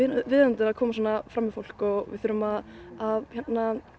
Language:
Icelandic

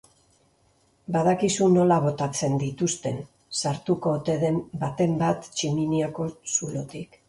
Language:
Basque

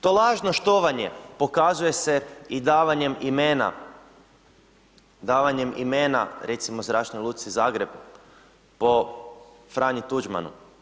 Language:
Croatian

